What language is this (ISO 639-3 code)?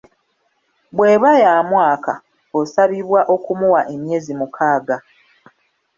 lug